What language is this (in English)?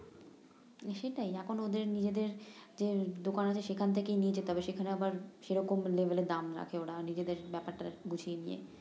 Bangla